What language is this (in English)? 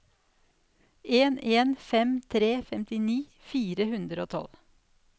Norwegian